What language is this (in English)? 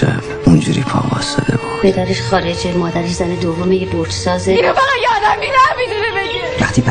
Persian